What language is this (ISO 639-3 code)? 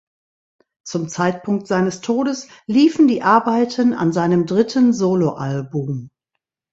deu